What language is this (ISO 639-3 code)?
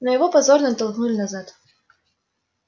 rus